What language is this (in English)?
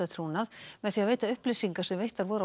Icelandic